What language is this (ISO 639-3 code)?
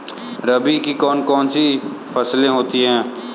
hin